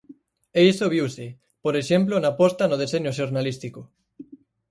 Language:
Galician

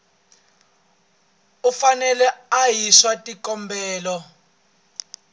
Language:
Tsonga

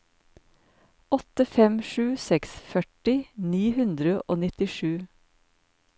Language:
Norwegian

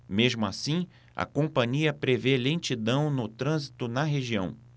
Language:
Portuguese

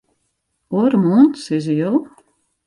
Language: Western Frisian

